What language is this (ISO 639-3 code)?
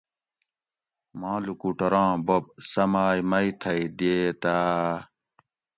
gwc